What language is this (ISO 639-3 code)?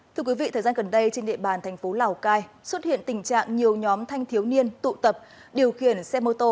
vie